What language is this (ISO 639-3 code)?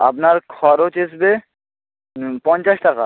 ben